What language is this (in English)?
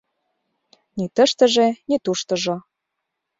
Mari